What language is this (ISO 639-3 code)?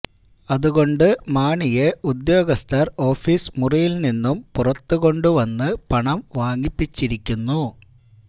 mal